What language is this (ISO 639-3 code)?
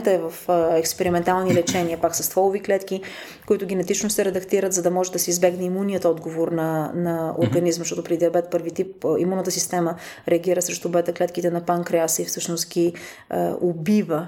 bul